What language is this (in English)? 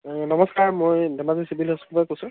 Assamese